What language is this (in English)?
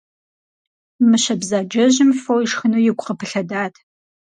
Kabardian